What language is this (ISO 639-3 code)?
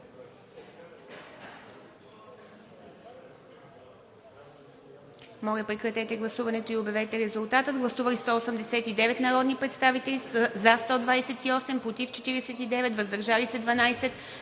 bul